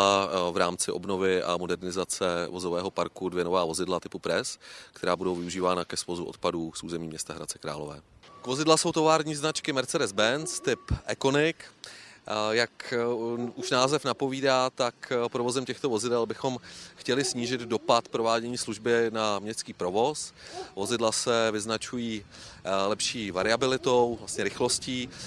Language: Czech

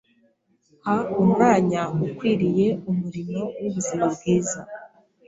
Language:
Kinyarwanda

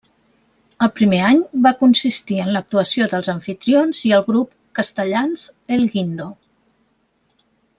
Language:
Catalan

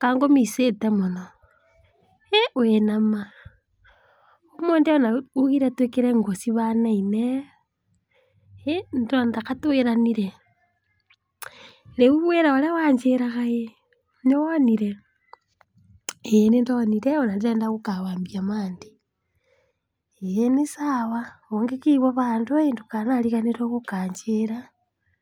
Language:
Kikuyu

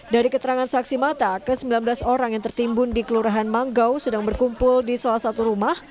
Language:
Indonesian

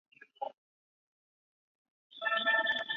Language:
Chinese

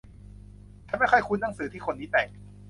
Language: Thai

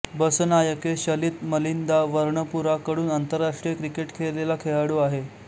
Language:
Marathi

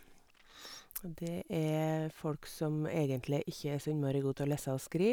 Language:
Norwegian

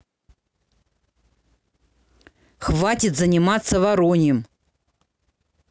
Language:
Russian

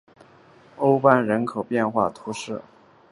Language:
Chinese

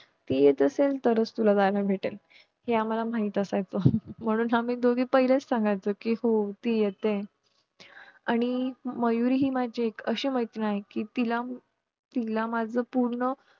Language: Marathi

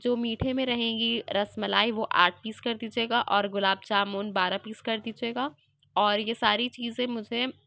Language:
Urdu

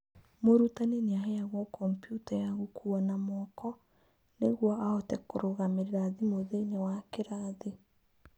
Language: Kikuyu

